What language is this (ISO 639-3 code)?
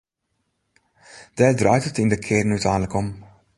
fry